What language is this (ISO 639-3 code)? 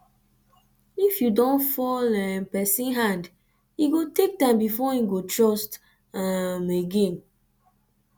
pcm